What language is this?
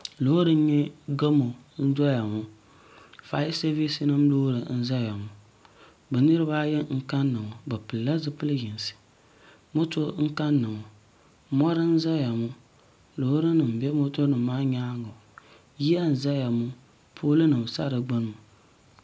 Dagbani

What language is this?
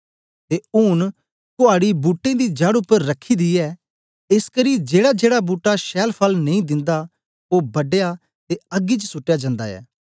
Dogri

